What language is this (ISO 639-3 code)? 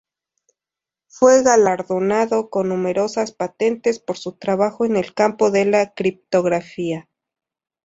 spa